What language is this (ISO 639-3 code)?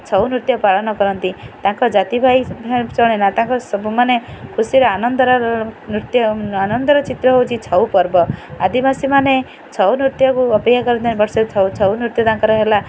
ori